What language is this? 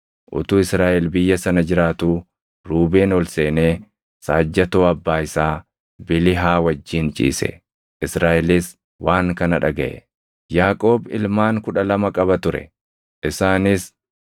Oromo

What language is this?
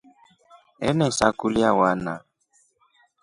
Rombo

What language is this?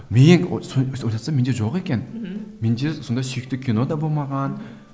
Kazakh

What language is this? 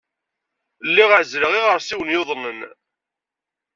Kabyle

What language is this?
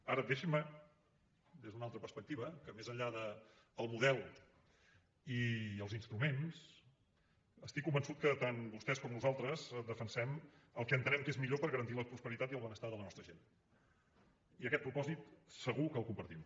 Catalan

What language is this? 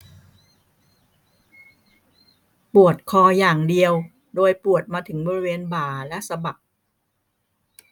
Thai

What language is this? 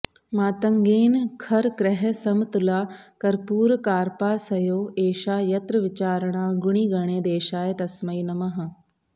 Sanskrit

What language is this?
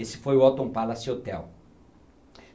Portuguese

